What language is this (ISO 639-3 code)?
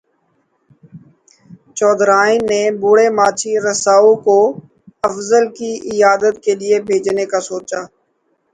urd